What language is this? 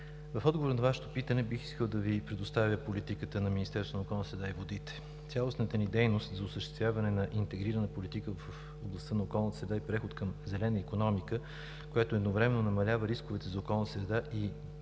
Bulgarian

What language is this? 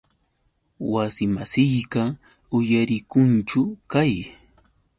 Yauyos Quechua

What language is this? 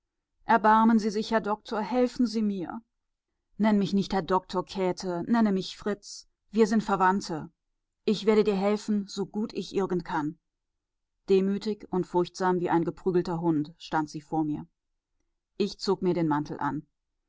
German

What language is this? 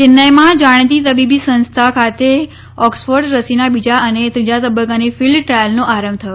Gujarati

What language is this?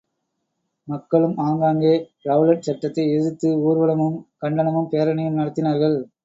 Tamil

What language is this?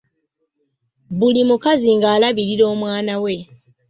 Ganda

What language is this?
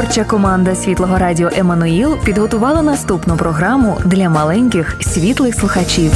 Ukrainian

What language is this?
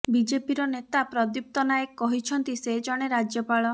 Odia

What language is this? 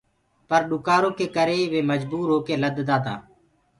Gurgula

